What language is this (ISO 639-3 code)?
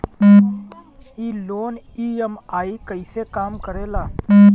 bho